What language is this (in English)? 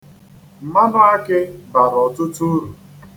Igbo